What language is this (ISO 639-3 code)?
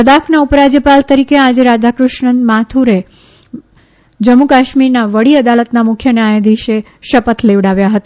guj